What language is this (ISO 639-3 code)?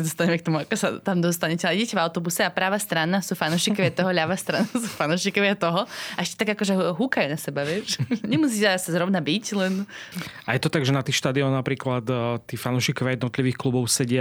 slk